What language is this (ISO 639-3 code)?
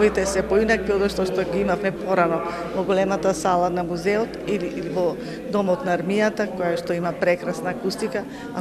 mkd